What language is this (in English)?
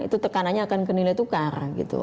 Indonesian